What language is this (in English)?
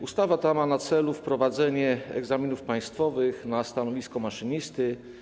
Polish